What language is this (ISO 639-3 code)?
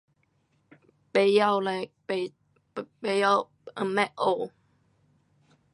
cpx